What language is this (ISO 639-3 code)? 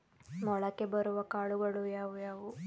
kan